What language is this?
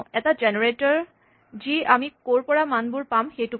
Assamese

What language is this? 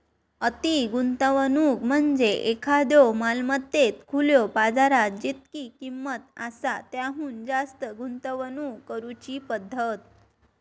Marathi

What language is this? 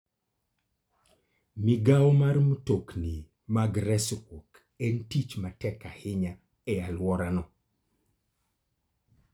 Luo (Kenya and Tanzania)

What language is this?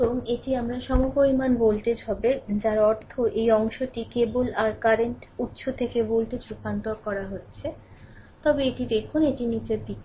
Bangla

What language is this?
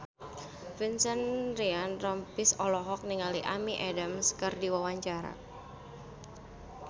Sundanese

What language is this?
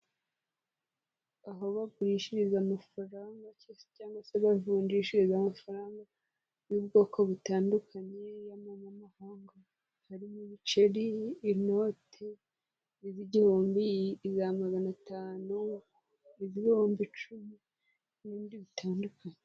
Kinyarwanda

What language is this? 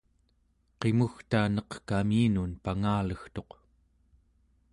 Central Yupik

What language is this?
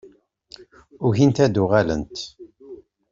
Kabyle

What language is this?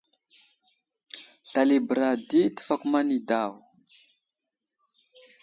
Wuzlam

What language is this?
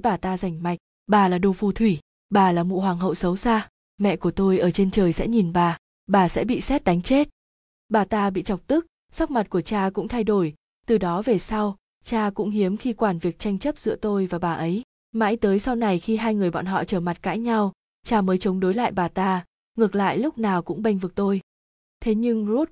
Vietnamese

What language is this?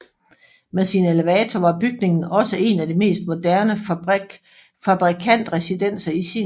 Danish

